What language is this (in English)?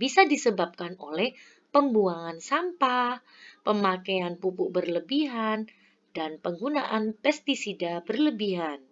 Indonesian